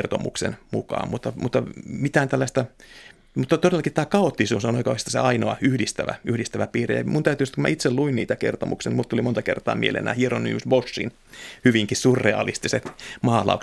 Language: Finnish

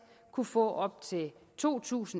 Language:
Danish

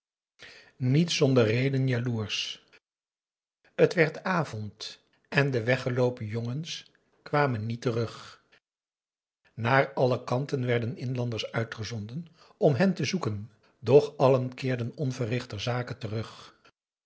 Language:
Dutch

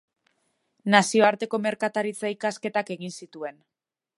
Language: Basque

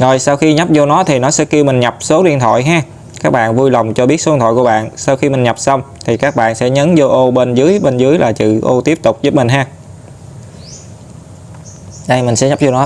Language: Vietnamese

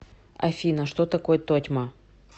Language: Russian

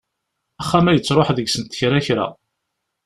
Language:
Kabyle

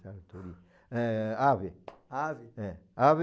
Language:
Portuguese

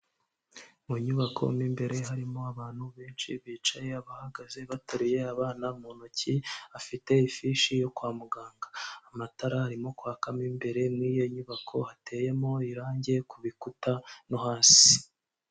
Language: Kinyarwanda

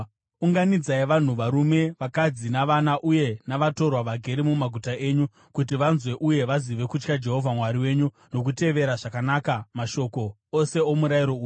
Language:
Shona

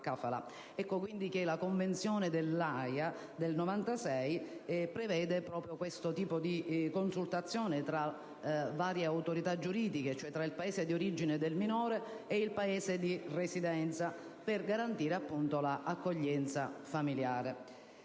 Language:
Italian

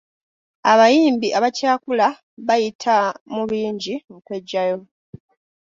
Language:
Ganda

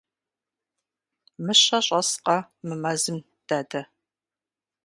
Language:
Kabardian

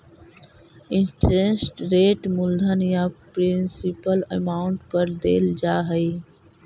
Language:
Magahi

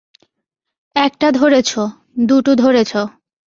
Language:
Bangla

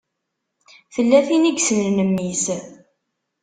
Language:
Kabyle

